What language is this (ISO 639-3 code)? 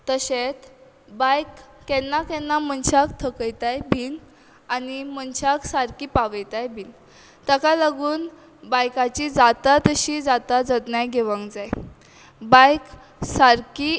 kok